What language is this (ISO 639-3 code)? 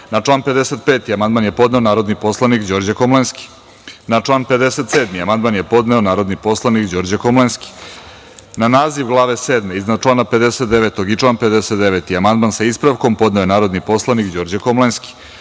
srp